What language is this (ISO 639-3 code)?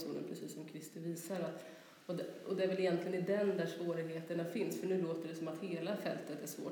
swe